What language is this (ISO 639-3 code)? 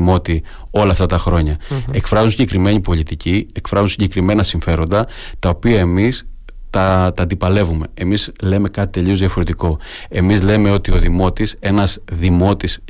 ell